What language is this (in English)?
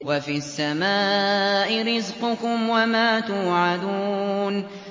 Arabic